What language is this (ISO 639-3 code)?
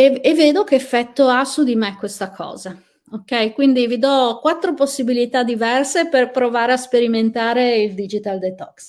ita